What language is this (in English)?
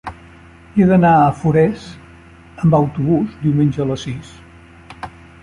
Catalan